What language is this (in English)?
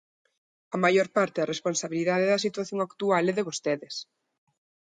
Galician